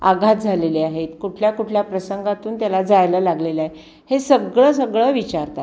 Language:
Marathi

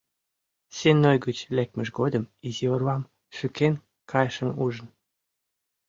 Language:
Mari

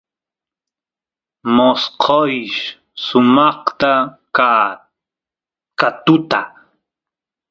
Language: Santiago del Estero Quichua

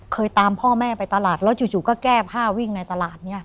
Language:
Thai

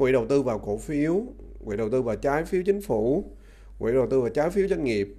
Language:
Vietnamese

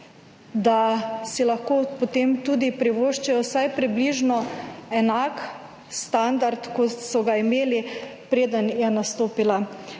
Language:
Slovenian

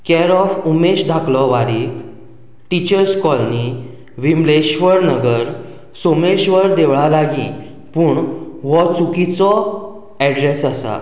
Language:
Konkani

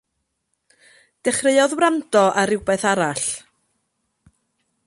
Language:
Welsh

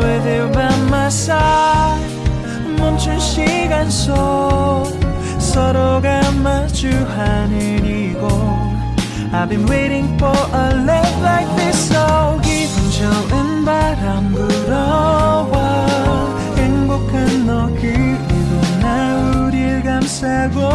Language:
Korean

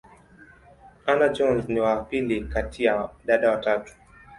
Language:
Swahili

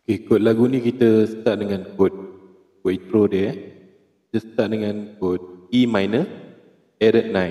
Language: Malay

